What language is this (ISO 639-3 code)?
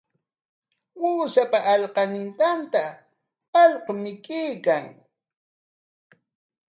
qwa